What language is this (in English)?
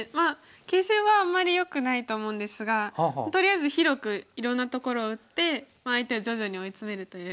Japanese